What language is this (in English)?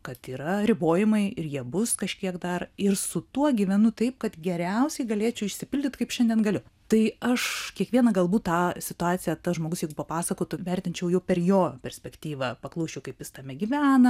Lithuanian